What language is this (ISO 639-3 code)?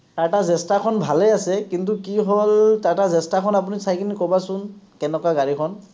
asm